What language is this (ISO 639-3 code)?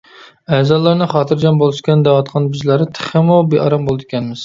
uig